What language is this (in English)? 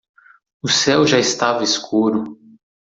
Portuguese